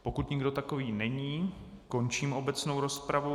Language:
Czech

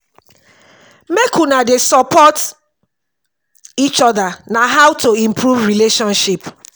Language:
Nigerian Pidgin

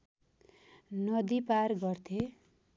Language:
Nepali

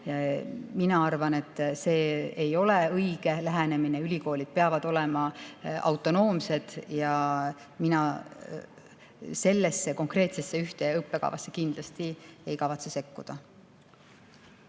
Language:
Estonian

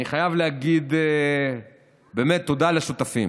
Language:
Hebrew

